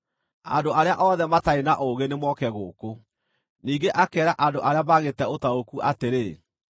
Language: Kikuyu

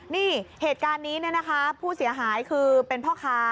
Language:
Thai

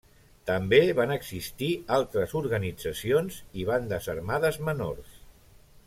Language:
Catalan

